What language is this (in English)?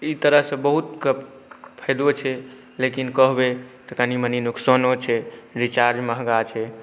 Maithili